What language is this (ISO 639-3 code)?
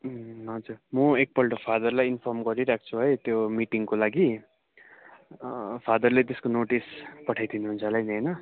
nep